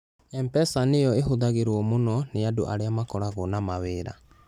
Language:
Kikuyu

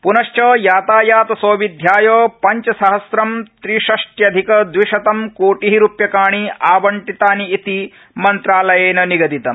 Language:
Sanskrit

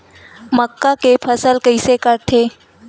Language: Chhattisgarhi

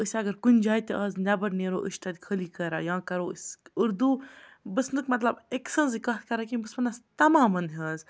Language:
Kashmiri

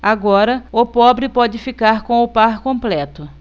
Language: Portuguese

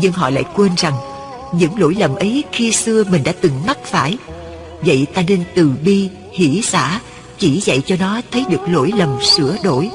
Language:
Vietnamese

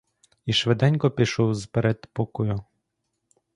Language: Ukrainian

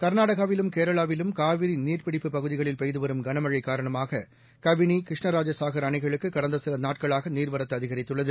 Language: Tamil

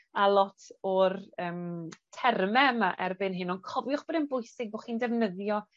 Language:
Welsh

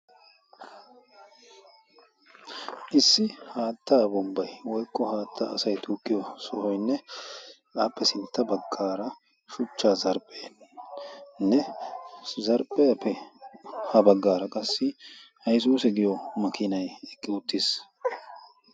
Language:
Wolaytta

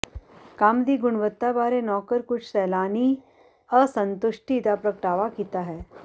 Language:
Punjabi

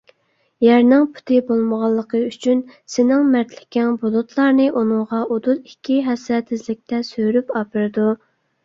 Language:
Uyghur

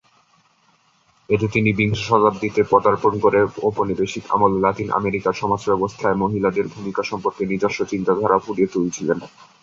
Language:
Bangla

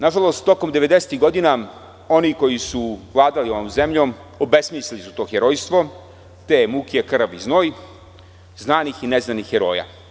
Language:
Serbian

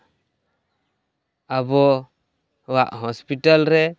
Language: Santali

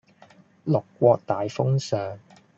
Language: Cantonese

